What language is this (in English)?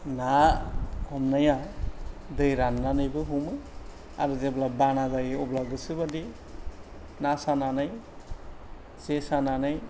Bodo